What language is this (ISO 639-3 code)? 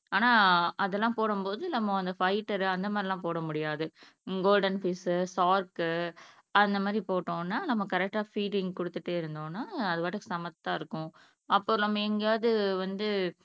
tam